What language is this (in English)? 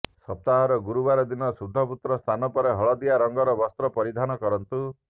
Odia